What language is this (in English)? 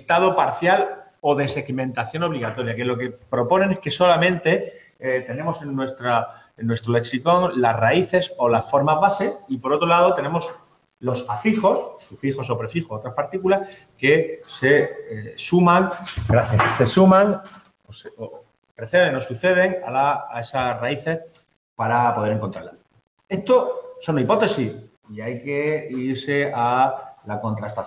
Spanish